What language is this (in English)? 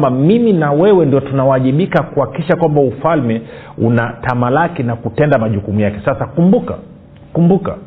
Swahili